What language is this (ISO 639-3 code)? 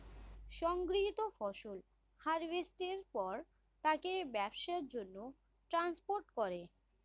ben